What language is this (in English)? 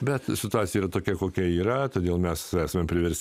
Lithuanian